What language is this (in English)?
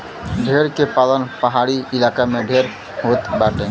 Bhojpuri